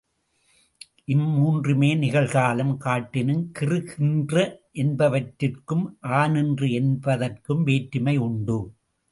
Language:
Tamil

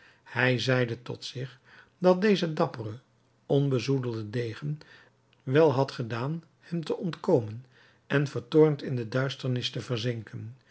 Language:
Dutch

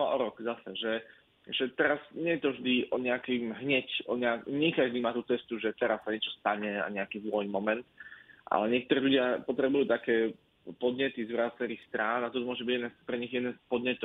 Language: Slovak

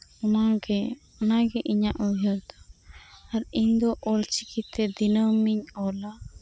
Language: Santali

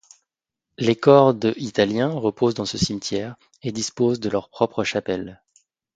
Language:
French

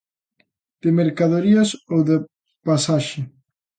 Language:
Galician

